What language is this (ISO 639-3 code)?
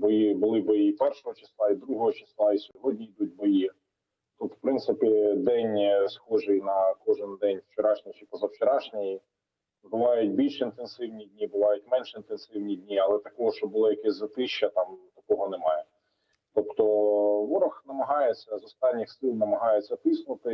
ukr